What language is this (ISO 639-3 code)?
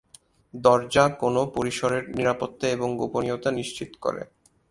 ben